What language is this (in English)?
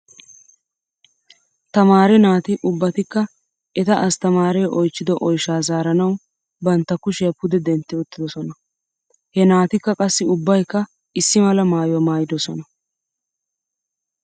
Wolaytta